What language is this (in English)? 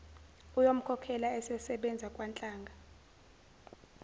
Zulu